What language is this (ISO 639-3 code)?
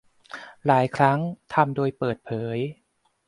tha